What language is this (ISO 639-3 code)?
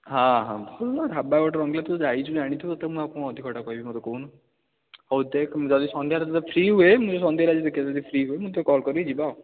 ori